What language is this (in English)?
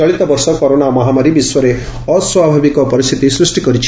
Odia